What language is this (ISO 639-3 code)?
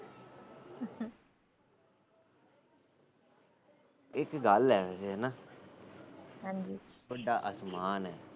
pan